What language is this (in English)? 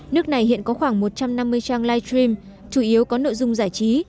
Vietnamese